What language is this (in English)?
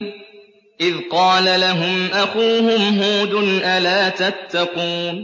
Arabic